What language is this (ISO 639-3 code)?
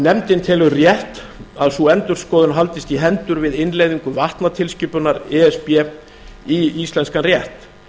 isl